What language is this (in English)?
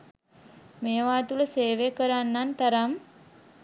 Sinhala